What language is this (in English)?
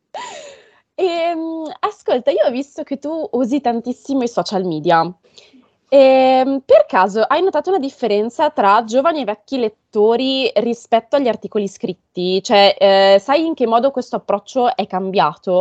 Italian